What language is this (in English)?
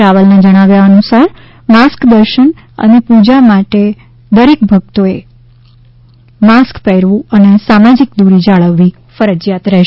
Gujarati